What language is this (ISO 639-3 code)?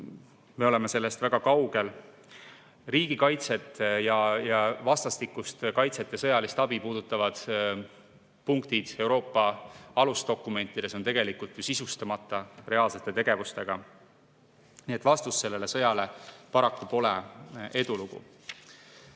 est